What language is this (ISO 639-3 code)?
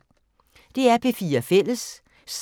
dan